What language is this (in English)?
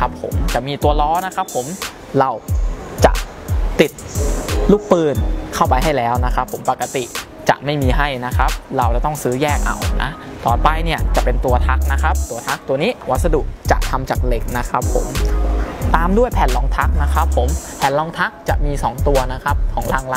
Thai